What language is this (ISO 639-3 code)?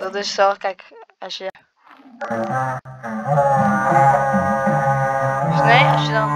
nld